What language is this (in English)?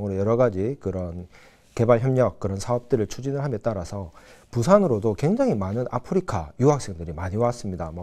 Korean